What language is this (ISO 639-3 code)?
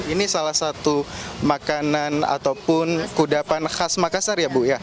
ind